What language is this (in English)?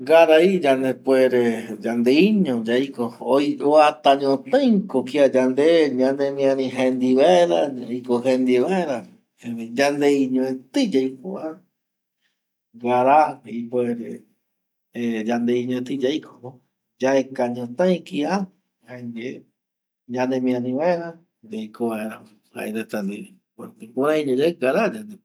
Eastern Bolivian Guaraní